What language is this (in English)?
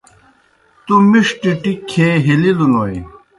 Kohistani Shina